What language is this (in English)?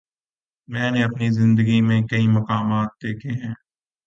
Urdu